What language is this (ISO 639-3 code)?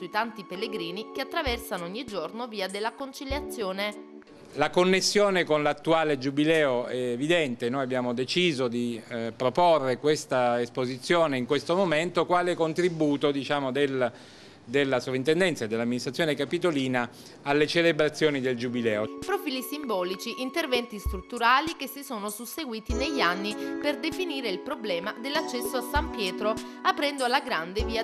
ita